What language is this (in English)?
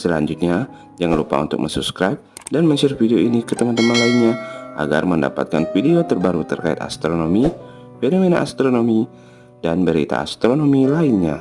Indonesian